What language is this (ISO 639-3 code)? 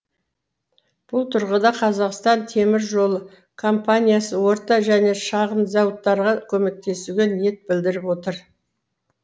kaz